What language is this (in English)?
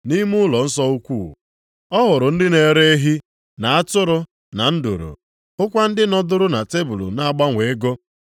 Igbo